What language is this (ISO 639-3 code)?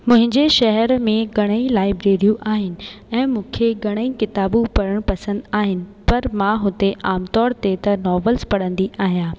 snd